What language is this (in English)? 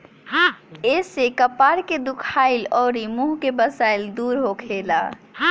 Bhojpuri